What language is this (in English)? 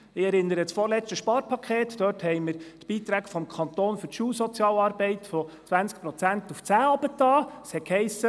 Swiss German